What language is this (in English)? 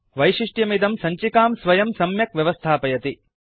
Sanskrit